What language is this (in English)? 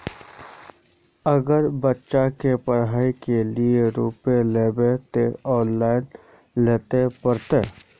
Magahi